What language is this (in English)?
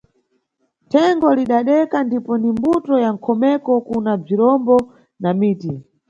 Nyungwe